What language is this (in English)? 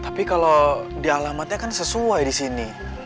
Indonesian